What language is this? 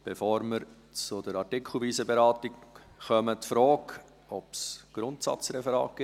Swiss German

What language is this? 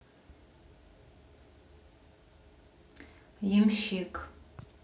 Russian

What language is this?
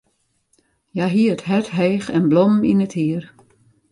Western Frisian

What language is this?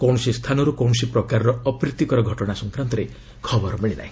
Odia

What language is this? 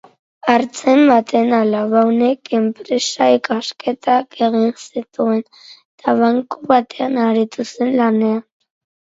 Basque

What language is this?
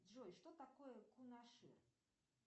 Russian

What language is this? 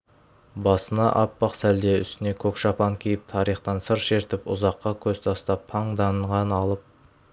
Kazakh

